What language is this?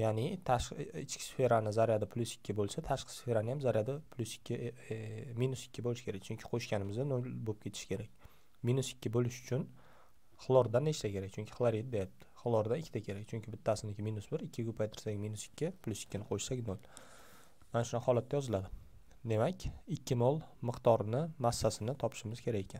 Turkish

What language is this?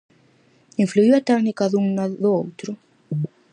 Galician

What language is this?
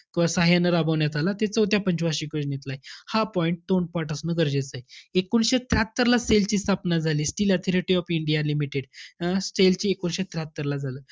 Marathi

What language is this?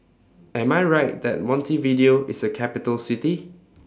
English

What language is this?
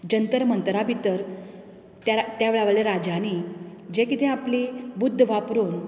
Konkani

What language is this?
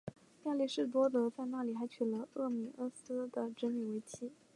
Chinese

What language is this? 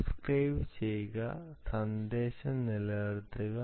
Malayalam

